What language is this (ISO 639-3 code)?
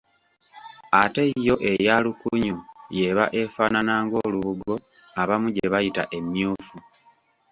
lug